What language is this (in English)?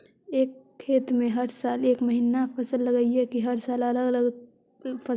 Magahi